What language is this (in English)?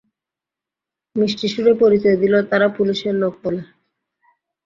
Bangla